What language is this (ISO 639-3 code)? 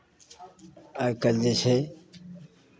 mai